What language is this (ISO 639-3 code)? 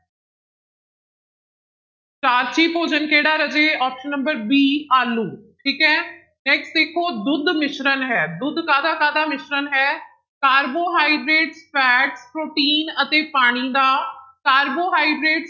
pan